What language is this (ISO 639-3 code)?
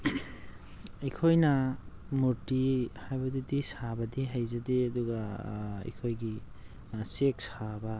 mni